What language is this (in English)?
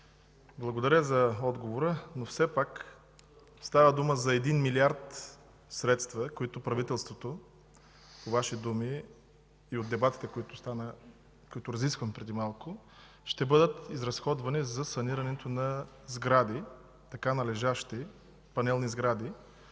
Bulgarian